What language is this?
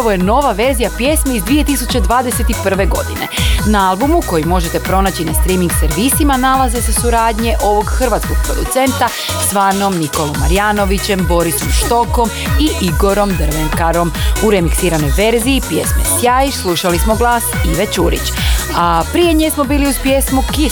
Croatian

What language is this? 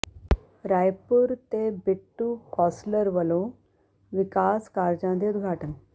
Punjabi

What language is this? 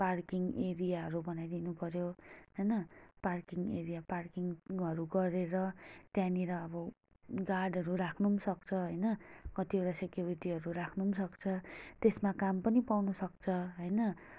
Nepali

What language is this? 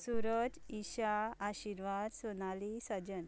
Konkani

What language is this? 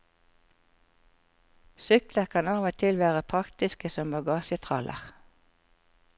Norwegian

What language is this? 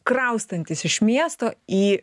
Lithuanian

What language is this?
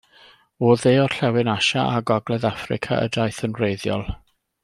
Welsh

